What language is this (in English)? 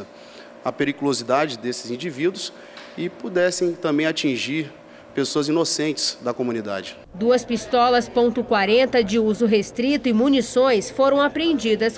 Portuguese